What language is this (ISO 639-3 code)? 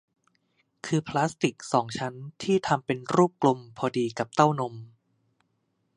tha